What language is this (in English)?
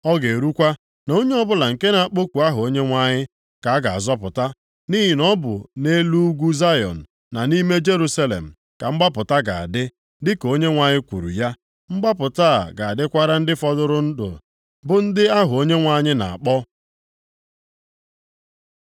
Igbo